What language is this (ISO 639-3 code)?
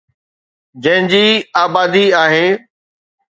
snd